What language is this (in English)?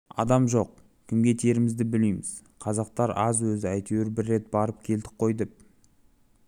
Kazakh